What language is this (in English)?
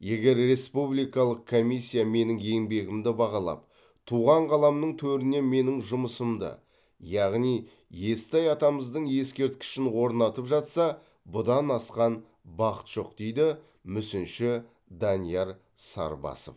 Kazakh